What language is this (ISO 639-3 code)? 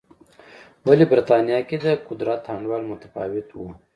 pus